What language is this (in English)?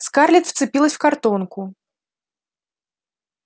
Russian